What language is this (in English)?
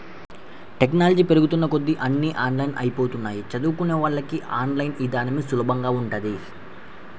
Telugu